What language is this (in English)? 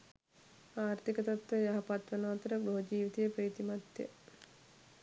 Sinhala